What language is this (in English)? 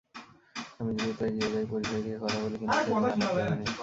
Bangla